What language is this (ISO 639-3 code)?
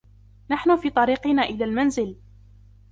ara